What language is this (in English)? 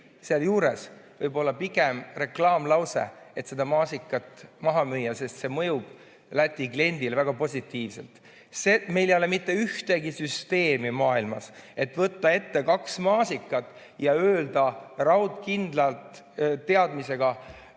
Estonian